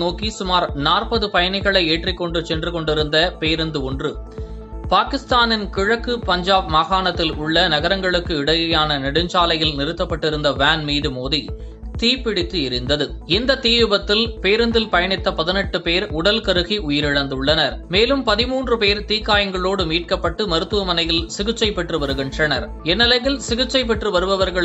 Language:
Turkish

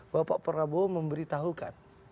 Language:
Indonesian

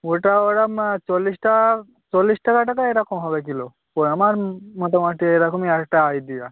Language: Bangla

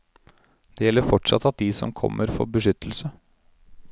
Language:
Norwegian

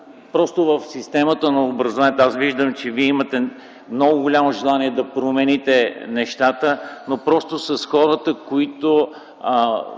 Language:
Bulgarian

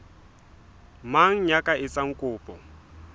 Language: Southern Sotho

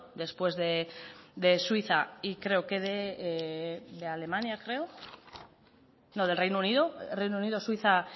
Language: Spanish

